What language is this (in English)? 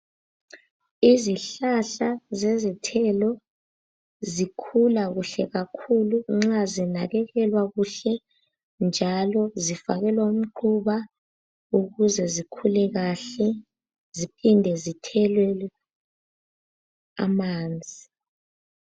North Ndebele